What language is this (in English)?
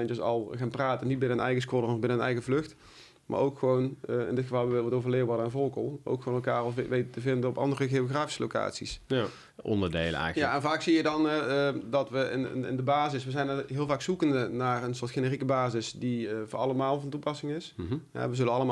Dutch